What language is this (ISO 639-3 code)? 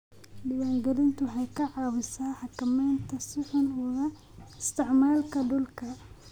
som